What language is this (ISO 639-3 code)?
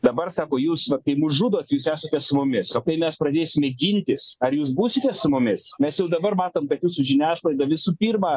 lit